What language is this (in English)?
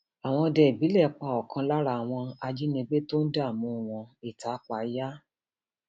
Yoruba